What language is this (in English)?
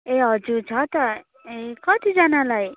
Nepali